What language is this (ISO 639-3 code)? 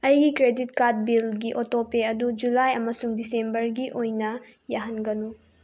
mni